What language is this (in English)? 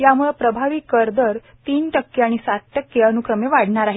Marathi